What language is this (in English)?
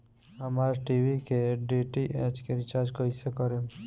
Bhojpuri